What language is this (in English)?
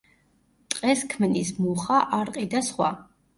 Georgian